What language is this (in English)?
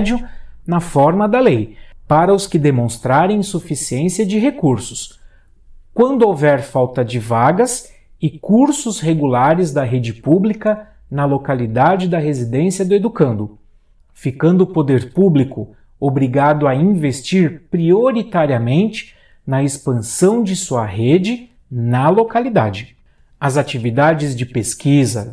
Portuguese